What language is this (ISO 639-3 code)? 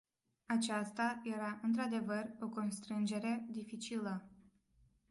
ron